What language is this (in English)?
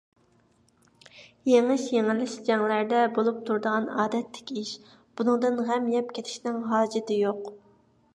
Uyghur